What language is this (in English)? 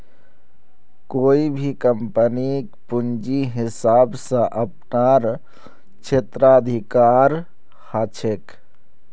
Magahi